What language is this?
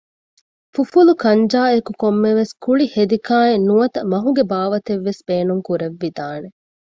Divehi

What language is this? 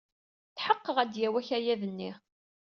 Kabyle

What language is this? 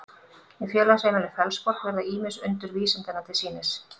Icelandic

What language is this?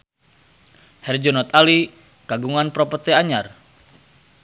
Sundanese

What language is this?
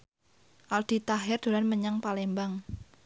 Javanese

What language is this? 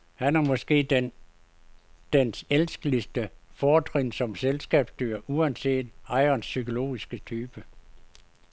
Danish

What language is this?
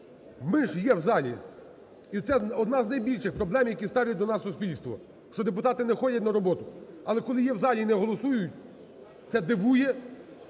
Ukrainian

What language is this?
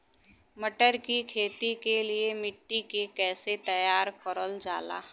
Bhojpuri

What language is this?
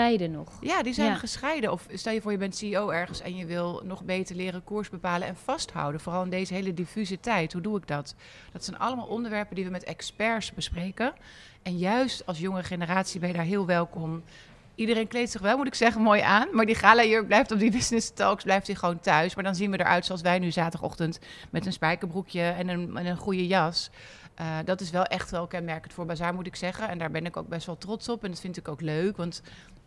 Dutch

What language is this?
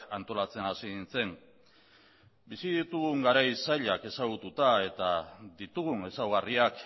Basque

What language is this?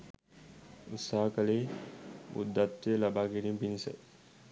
Sinhala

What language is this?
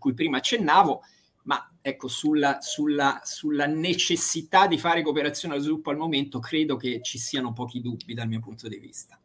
Italian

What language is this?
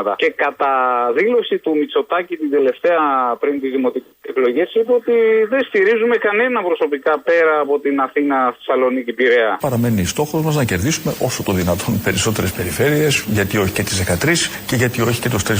Greek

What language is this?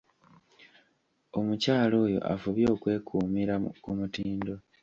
Ganda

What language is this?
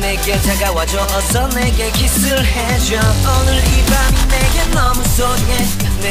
Thai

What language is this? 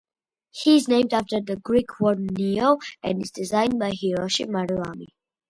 English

